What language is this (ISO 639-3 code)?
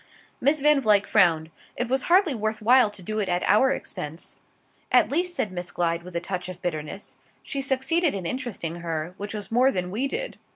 eng